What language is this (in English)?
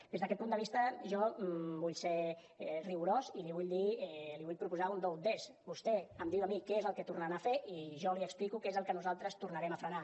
Catalan